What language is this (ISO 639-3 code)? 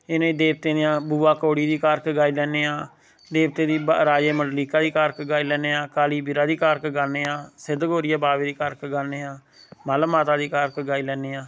doi